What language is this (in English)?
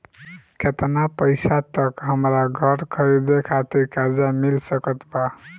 Bhojpuri